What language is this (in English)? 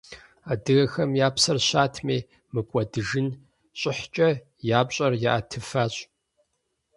Kabardian